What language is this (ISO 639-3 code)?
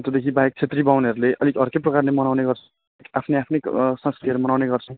nep